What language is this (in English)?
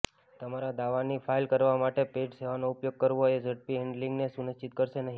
Gujarati